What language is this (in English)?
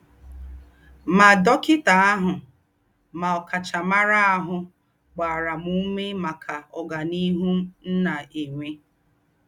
Igbo